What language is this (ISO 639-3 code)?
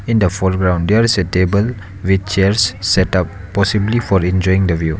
eng